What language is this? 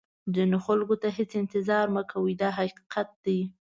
Pashto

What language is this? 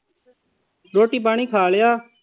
Punjabi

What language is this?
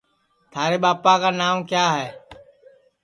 Sansi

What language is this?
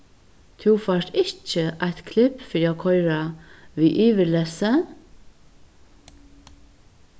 Faroese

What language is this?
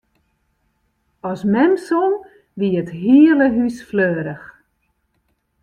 Western Frisian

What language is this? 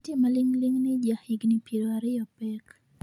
Luo (Kenya and Tanzania)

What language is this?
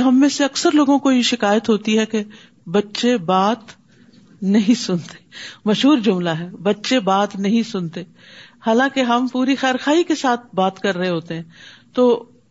Urdu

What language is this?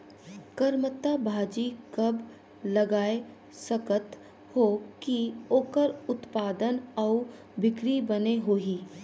Chhattisgarhi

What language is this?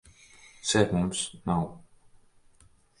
Latvian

